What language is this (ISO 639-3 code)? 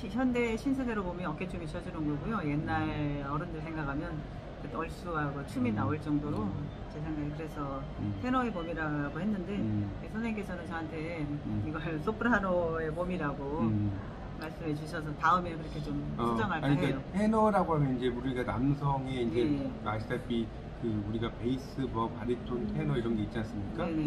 kor